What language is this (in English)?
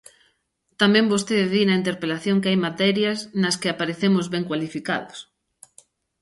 Galician